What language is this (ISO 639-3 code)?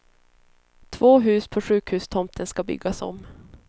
swe